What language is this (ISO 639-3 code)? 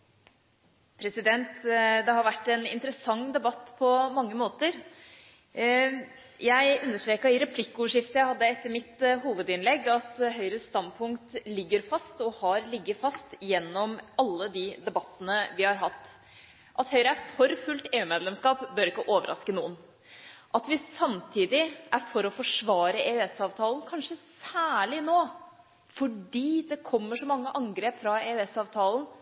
nob